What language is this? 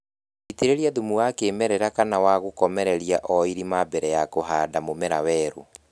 Kikuyu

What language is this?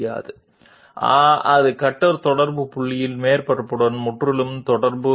Telugu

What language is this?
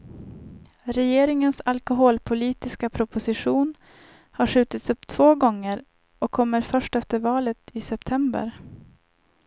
Swedish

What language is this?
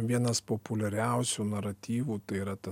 Lithuanian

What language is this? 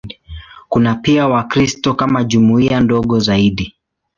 Swahili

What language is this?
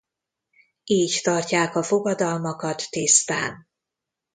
Hungarian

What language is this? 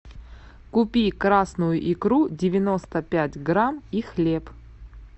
Russian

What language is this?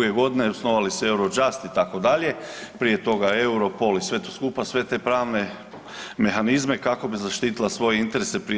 Croatian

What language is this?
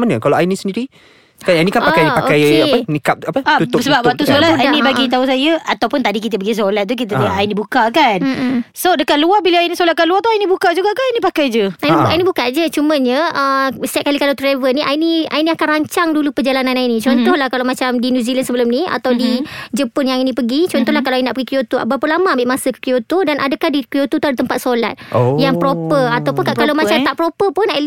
Malay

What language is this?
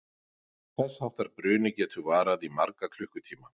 Icelandic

